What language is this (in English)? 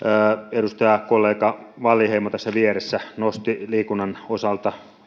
Finnish